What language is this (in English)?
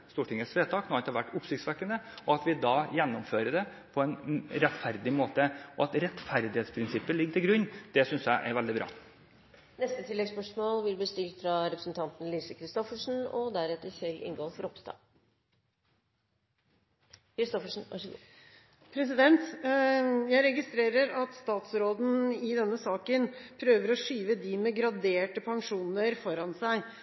Norwegian